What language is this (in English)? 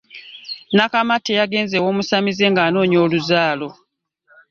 Ganda